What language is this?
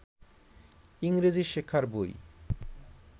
Bangla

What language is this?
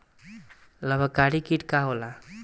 Bhojpuri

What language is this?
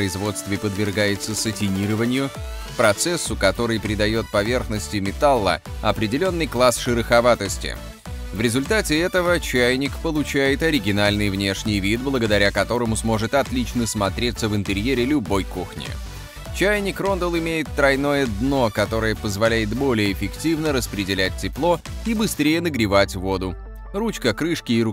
Russian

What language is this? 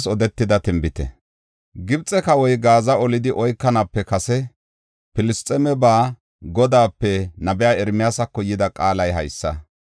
Gofa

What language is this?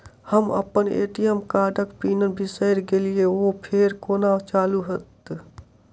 Maithili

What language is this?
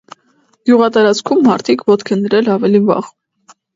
Armenian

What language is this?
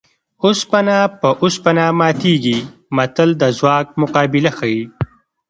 Pashto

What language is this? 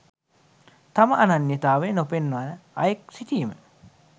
Sinhala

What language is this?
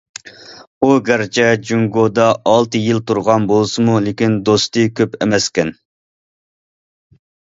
Uyghur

